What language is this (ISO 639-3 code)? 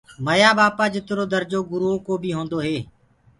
ggg